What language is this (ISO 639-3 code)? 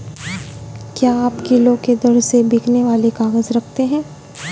hin